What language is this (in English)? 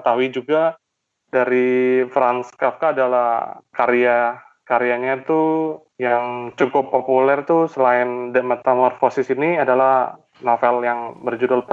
Indonesian